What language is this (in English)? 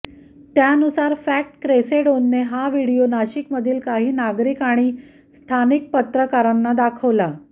Marathi